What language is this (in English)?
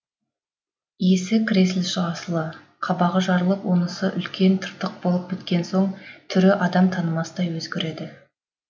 Kazakh